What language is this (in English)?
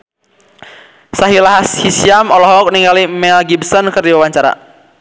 Sundanese